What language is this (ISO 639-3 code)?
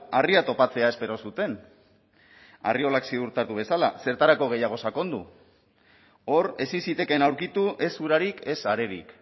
eus